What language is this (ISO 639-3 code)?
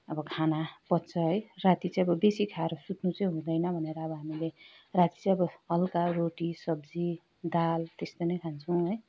nep